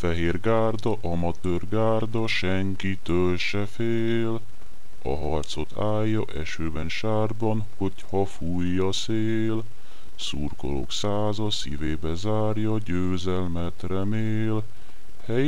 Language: Hungarian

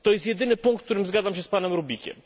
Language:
Polish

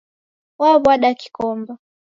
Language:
Taita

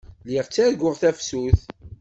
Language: Kabyle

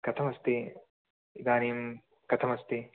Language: Sanskrit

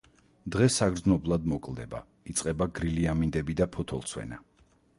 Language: Georgian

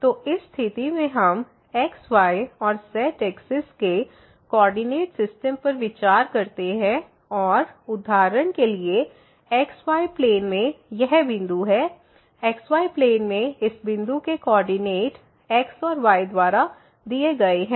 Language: Hindi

